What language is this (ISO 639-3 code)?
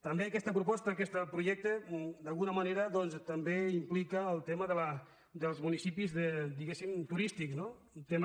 cat